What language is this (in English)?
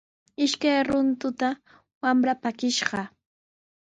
Sihuas Ancash Quechua